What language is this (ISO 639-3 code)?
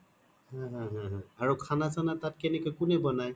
asm